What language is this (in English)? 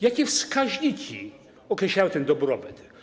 Polish